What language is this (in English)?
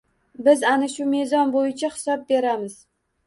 Uzbek